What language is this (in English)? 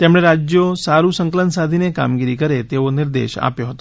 Gujarati